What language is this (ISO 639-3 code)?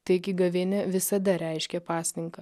lit